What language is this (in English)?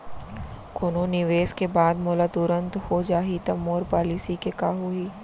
Chhattisgarhi